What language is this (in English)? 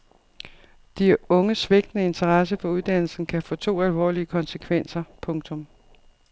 Danish